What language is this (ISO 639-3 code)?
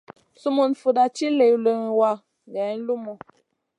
mcn